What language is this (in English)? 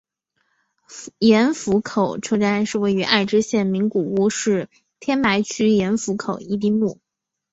Chinese